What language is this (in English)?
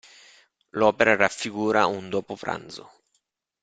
Italian